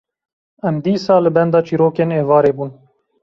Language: Kurdish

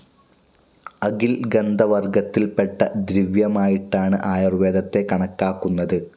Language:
Malayalam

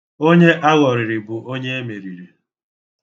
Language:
Igbo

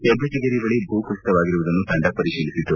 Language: Kannada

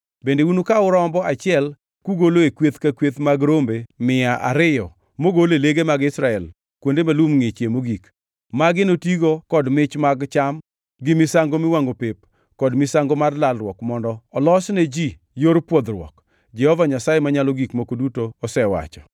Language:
Luo (Kenya and Tanzania)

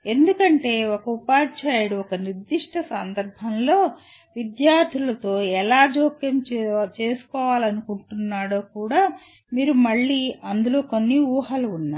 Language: Telugu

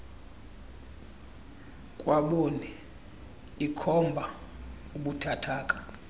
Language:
Xhosa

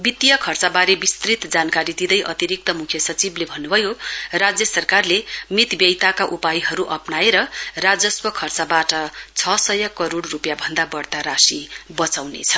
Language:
Nepali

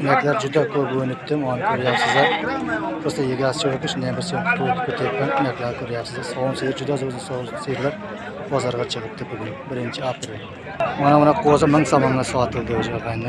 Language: Turkish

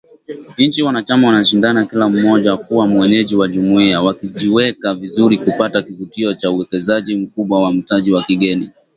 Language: Swahili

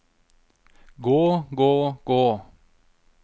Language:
Norwegian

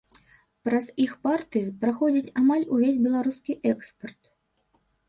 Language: Belarusian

